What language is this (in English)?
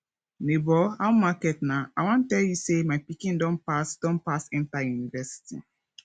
Nigerian Pidgin